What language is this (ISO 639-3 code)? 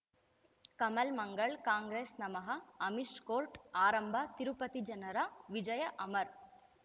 kan